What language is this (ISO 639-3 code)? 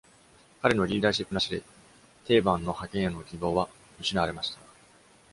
jpn